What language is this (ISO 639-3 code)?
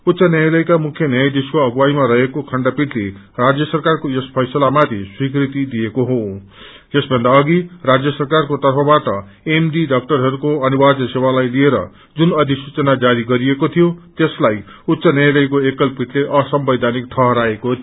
nep